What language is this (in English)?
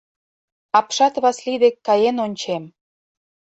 Mari